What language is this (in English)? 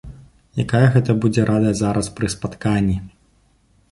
Belarusian